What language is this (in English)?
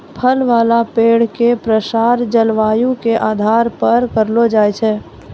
Maithili